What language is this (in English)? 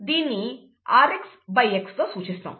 Telugu